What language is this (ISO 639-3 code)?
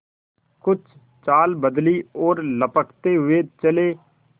hin